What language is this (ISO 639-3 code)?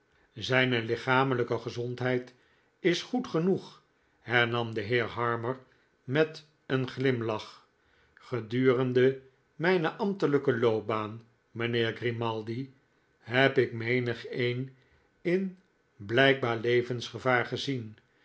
nld